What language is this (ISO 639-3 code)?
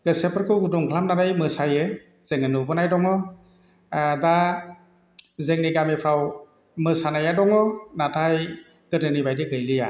brx